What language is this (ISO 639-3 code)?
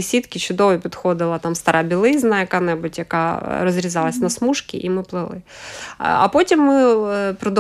ukr